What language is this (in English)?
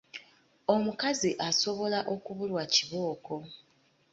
Ganda